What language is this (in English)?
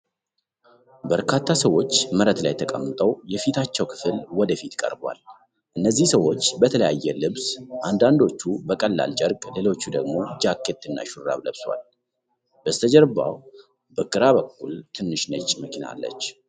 Amharic